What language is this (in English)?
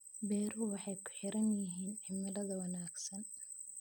Somali